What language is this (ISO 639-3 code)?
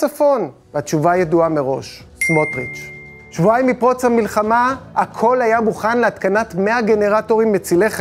heb